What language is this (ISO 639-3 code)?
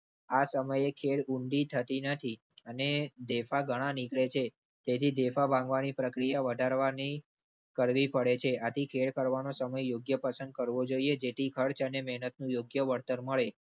guj